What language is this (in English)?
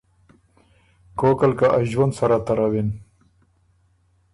Ormuri